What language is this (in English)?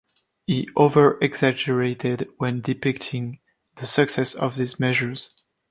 English